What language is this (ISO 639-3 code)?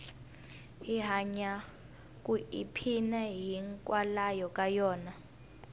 tso